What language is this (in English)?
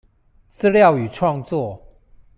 Chinese